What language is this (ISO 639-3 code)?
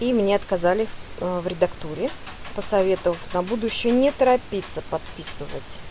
rus